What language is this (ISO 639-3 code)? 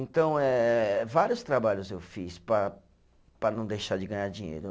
por